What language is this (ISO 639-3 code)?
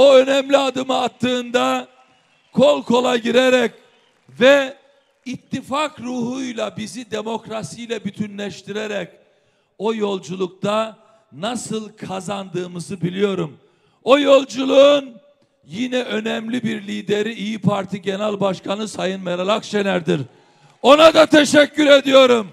tur